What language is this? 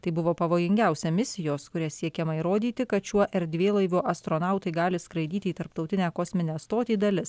Lithuanian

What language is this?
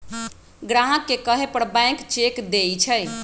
Magahi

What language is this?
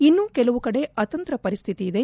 Kannada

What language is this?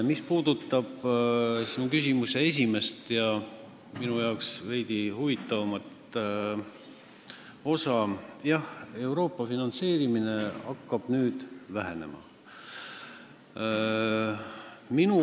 Estonian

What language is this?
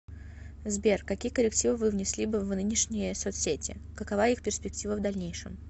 Russian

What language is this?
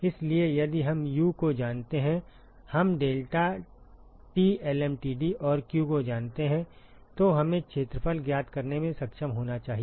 Hindi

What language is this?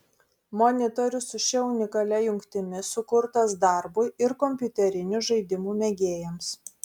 Lithuanian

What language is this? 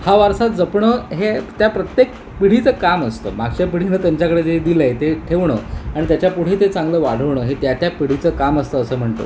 Marathi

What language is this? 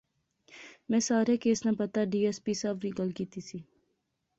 Pahari-Potwari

